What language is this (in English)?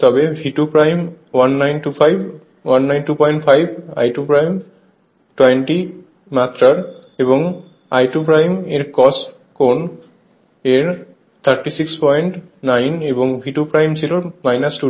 Bangla